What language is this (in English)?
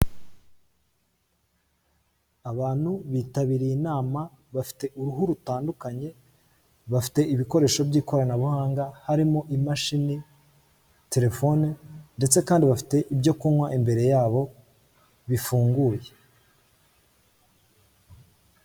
Kinyarwanda